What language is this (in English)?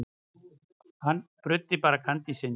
Icelandic